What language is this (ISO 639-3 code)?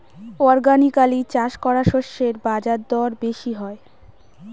ben